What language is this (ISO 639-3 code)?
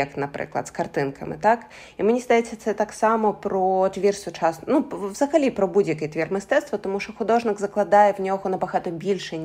ukr